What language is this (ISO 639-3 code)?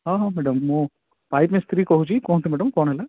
ori